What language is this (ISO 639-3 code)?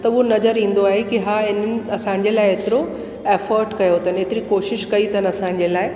snd